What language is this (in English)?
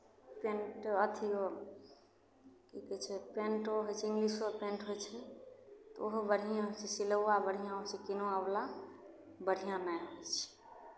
Maithili